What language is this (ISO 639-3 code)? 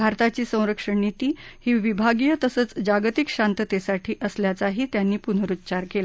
mar